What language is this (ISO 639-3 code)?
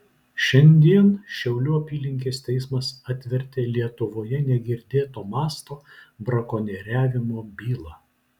lit